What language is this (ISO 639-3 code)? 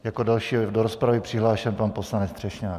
ces